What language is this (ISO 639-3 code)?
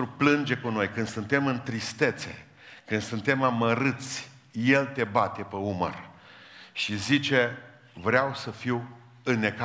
ron